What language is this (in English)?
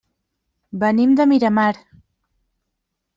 Catalan